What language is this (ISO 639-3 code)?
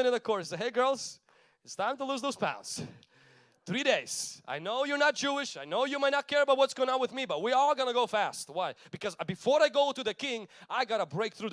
eng